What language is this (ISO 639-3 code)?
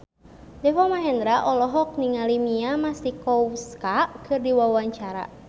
sun